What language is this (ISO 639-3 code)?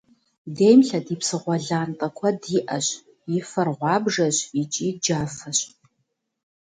kbd